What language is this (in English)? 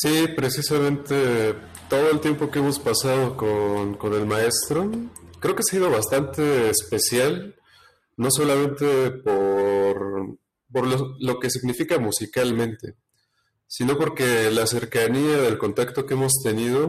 Spanish